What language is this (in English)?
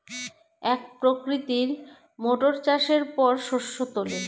Bangla